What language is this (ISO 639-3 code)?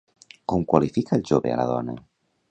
cat